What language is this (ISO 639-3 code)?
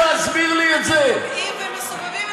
heb